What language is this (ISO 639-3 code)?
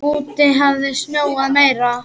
isl